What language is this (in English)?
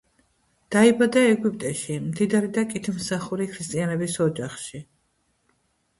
Georgian